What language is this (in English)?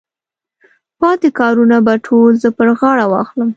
Pashto